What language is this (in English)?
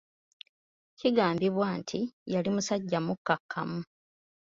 Ganda